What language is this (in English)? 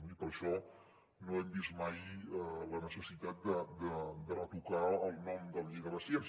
Catalan